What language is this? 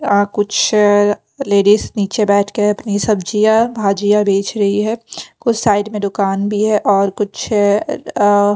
Hindi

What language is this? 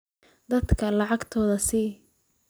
Somali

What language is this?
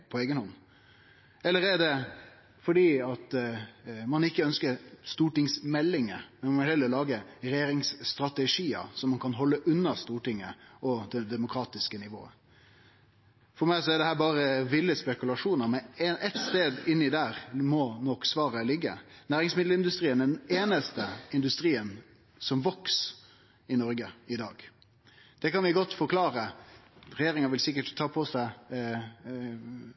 Norwegian Nynorsk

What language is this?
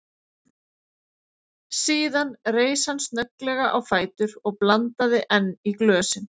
Icelandic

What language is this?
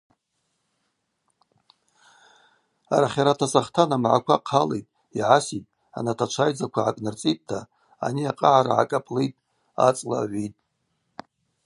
Abaza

